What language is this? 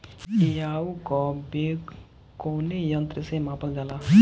Bhojpuri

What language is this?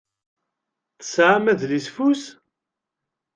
Kabyle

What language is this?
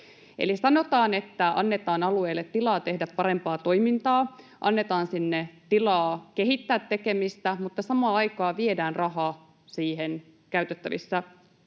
Finnish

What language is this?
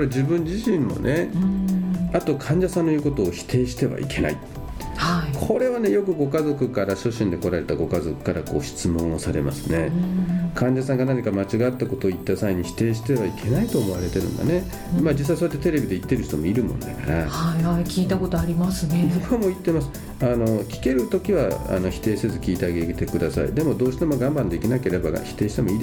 Japanese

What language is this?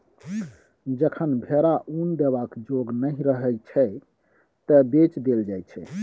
Maithili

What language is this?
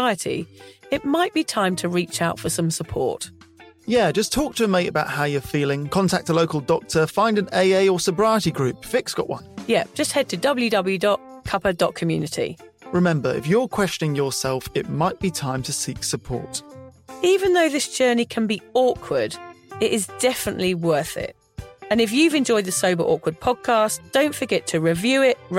English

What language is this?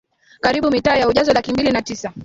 Swahili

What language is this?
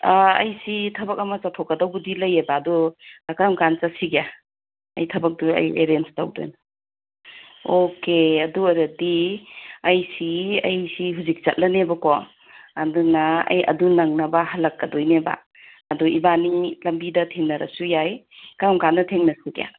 Manipuri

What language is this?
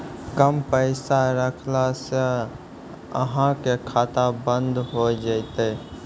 Maithili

